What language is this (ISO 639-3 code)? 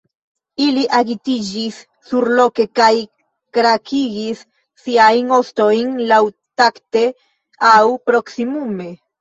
epo